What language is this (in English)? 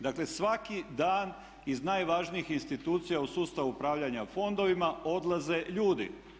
Croatian